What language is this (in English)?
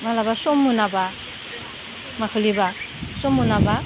Bodo